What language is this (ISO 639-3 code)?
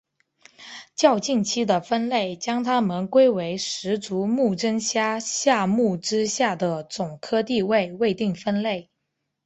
zho